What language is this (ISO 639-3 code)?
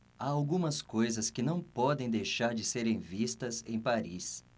por